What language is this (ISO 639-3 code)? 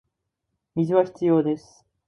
jpn